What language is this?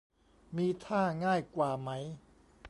Thai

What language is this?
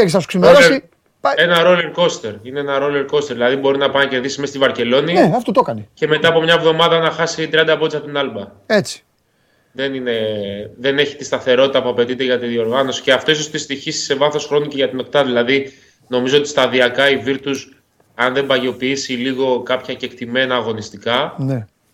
Greek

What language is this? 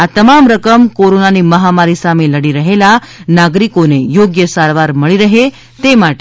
Gujarati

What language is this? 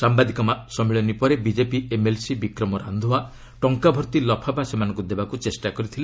Odia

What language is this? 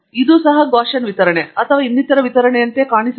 Kannada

